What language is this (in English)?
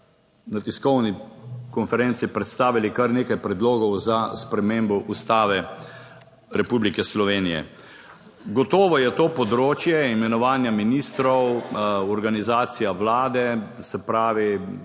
Slovenian